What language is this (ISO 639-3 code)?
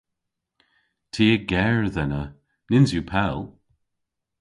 cor